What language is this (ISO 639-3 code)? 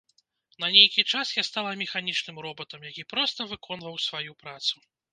bel